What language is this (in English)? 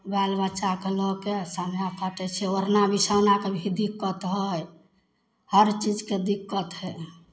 Maithili